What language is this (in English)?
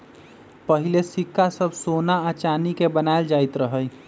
Magahi